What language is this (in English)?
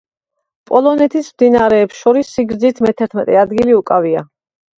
Georgian